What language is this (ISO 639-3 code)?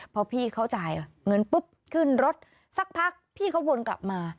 tha